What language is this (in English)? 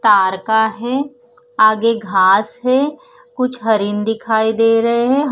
Hindi